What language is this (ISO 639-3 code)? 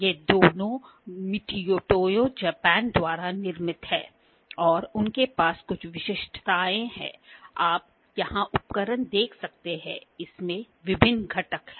hin